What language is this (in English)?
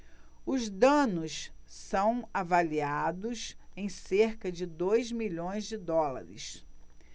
Portuguese